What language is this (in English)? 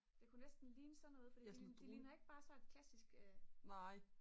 Danish